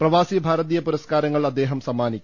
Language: Malayalam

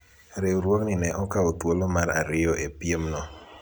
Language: Luo (Kenya and Tanzania)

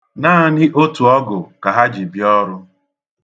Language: Igbo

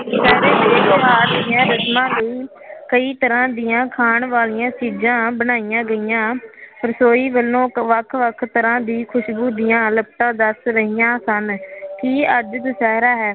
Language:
Punjabi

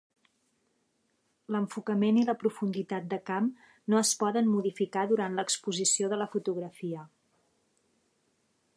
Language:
Catalan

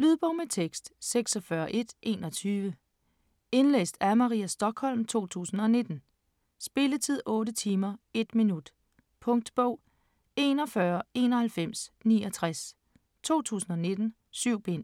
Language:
Danish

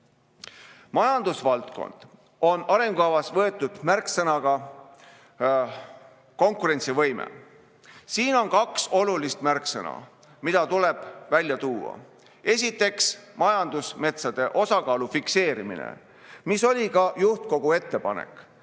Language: Estonian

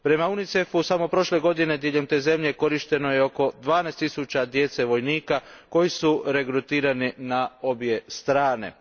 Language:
Croatian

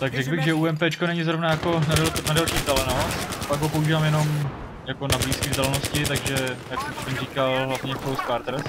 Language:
Czech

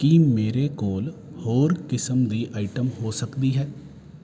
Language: Punjabi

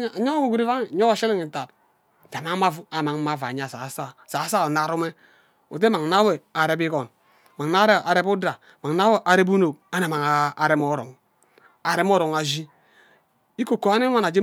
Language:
Ubaghara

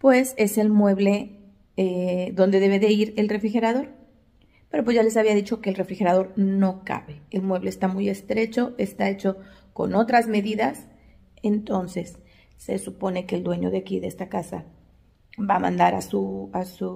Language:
Spanish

